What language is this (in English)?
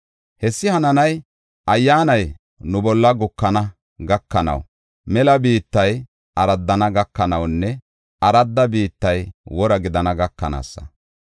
Gofa